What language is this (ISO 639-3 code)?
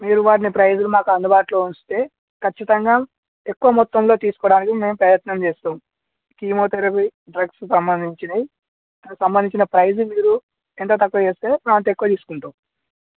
tel